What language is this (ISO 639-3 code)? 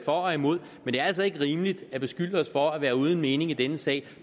dan